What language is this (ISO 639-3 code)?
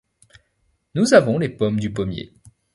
fra